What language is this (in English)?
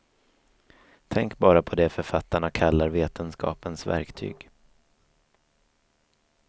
Swedish